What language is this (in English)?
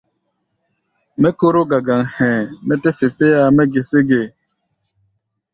Gbaya